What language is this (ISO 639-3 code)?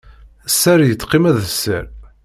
kab